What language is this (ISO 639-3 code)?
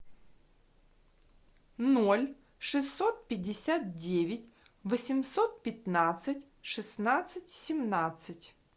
rus